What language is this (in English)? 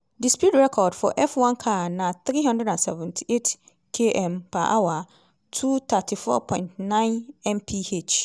Nigerian Pidgin